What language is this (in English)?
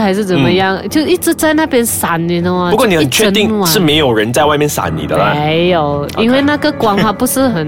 Chinese